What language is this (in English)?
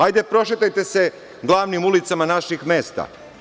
Serbian